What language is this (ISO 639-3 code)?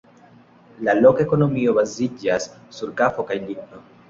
epo